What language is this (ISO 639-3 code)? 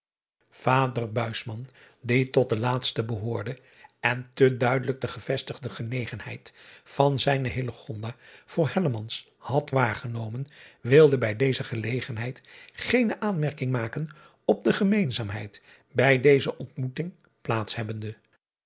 nld